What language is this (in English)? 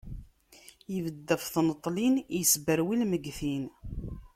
Kabyle